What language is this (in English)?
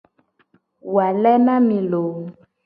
Gen